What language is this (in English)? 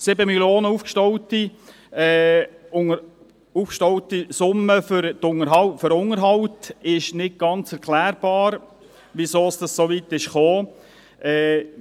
Swiss German